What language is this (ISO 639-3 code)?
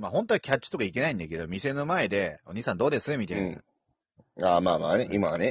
jpn